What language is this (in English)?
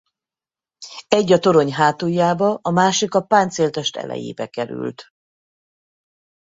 Hungarian